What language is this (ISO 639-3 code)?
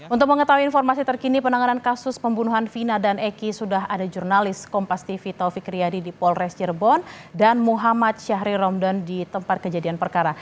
ind